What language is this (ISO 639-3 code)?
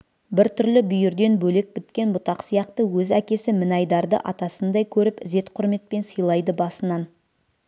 kaz